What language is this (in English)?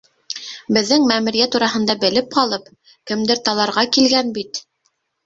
Bashkir